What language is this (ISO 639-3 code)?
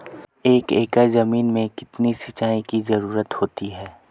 hin